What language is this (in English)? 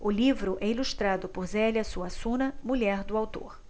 Portuguese